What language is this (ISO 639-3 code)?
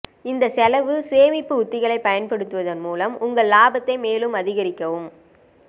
tam